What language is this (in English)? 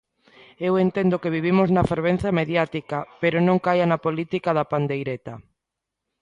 Galician